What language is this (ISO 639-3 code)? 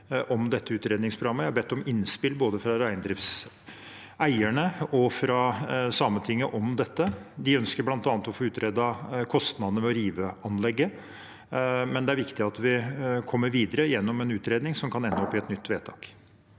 nor